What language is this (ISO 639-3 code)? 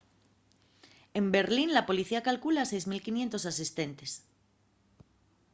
ast